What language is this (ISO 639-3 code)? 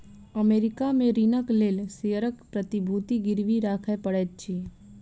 mai